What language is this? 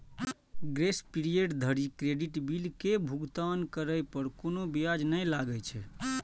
Maithili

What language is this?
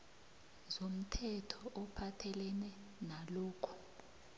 South Ndebele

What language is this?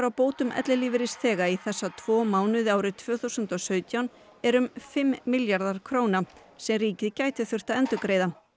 Icelandic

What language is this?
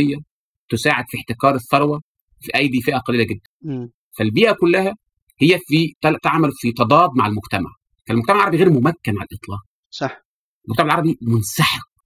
Arabic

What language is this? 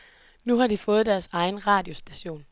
Danish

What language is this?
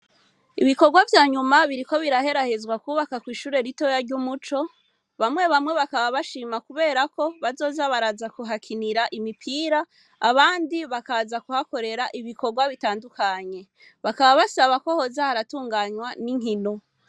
Rundi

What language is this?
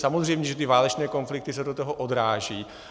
Czech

